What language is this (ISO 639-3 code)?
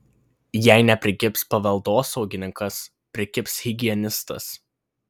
lit